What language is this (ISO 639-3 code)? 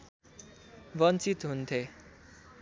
nep